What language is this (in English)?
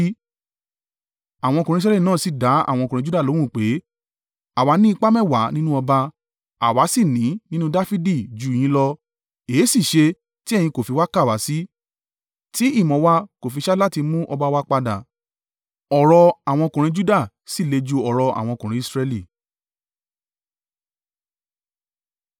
Yoruba